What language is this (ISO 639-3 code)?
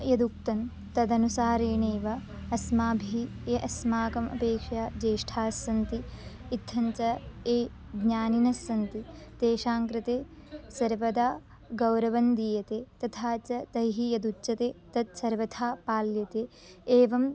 san